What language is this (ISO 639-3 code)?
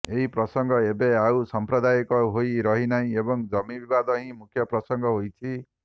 ori